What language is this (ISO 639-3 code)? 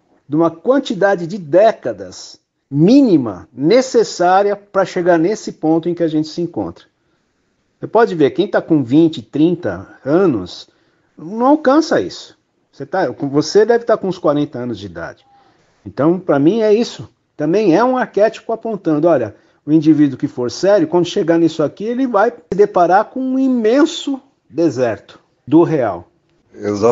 por